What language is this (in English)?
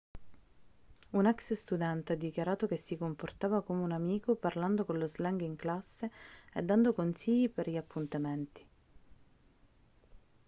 Italian